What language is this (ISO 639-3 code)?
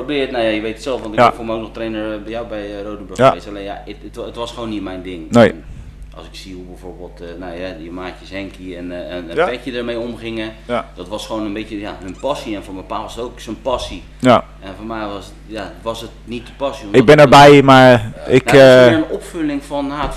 nld